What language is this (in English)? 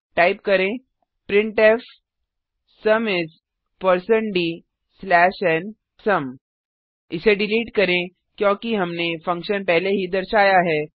Hindi